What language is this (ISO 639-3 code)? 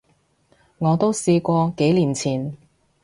yue